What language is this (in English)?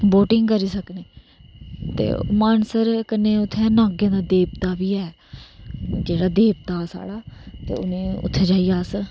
Dogri